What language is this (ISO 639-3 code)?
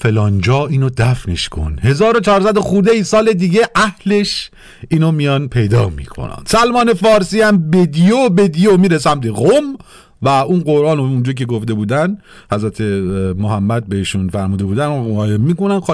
fas